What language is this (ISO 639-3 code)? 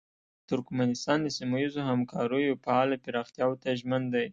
pus